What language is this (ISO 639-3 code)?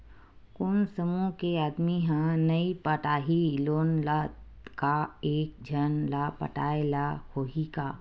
hne